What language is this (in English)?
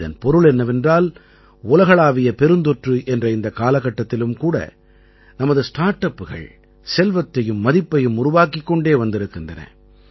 Tamil